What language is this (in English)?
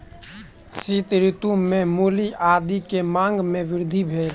Maithili